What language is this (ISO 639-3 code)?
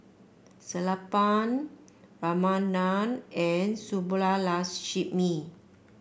eng